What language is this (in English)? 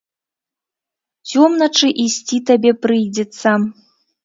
Belarusian